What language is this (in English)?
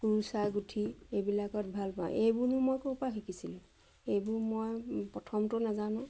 Assamese